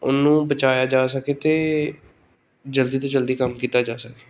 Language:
Punjabi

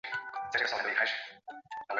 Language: Chinese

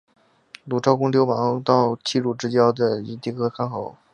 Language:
Chinese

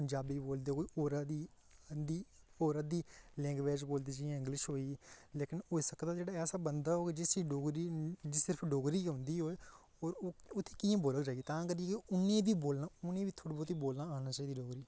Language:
Dogri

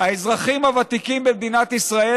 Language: Hebrew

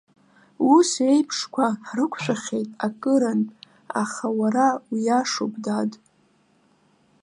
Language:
Abkhazian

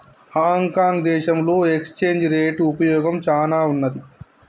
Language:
Telugu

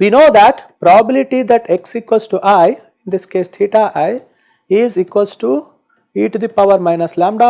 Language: English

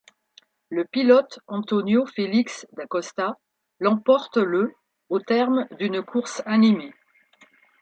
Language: French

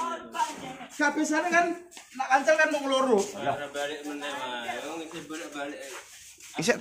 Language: Indonesian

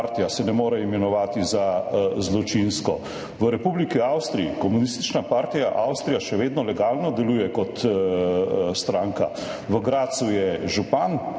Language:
Slovenian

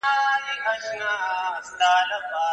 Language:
Pashto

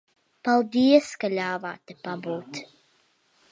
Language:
Latvian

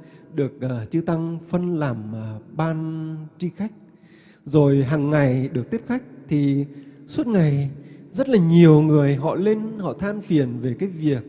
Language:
Vietnamese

